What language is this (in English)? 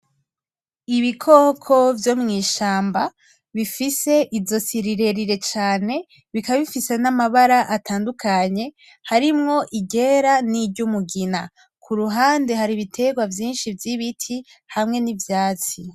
Rundi